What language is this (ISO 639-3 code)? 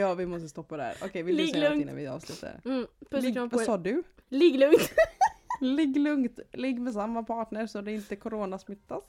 swe